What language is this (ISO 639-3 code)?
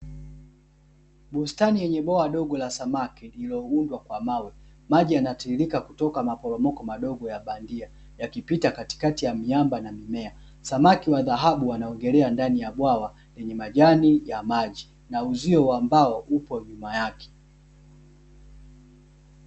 swa